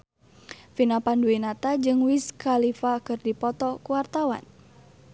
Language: Sundanese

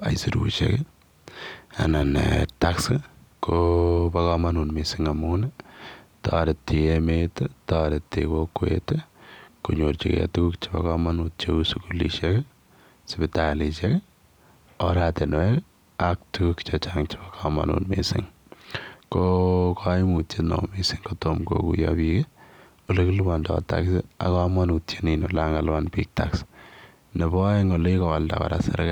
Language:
Kalenjin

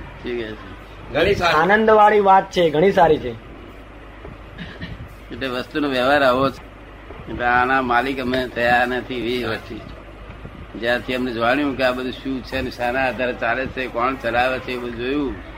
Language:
Gujarati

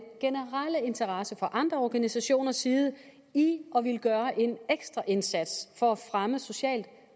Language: Danish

